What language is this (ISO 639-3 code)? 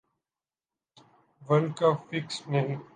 urd